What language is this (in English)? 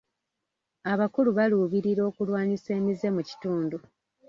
Ganda